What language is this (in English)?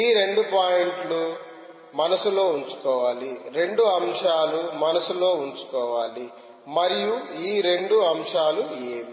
Telugu